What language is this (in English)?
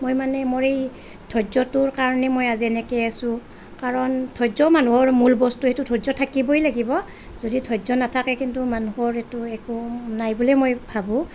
Assamese